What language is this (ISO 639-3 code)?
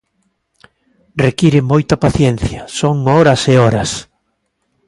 glg